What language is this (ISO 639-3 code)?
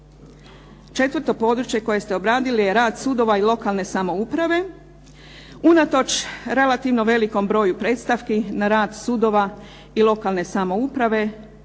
hrv